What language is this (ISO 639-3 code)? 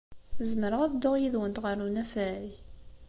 kab